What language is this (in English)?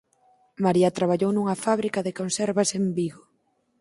Galician